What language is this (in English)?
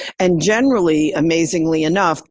English